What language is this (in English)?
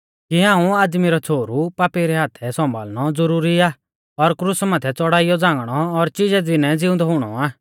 Mahasu Pahari